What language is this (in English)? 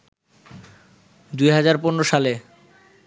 Bangla